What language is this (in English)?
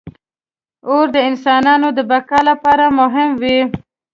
Pashto